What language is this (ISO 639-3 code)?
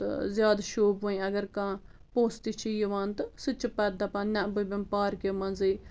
kas